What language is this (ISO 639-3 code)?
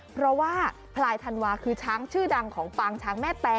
tha